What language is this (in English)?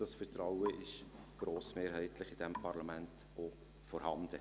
Swiss German